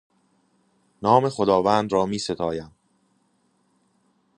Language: Persian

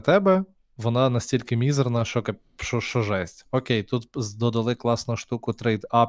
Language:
Ukrainian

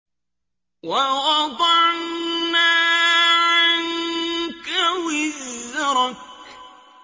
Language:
Arabic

